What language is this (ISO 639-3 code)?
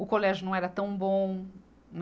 por